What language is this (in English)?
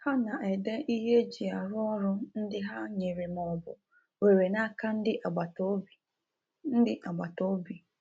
Igbo